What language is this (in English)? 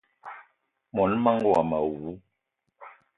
Eton (Cameroon)